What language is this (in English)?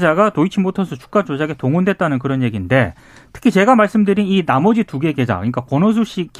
Korean